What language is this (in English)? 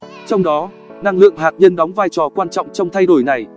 Vietnamese